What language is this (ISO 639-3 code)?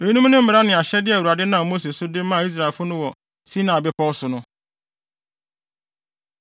aka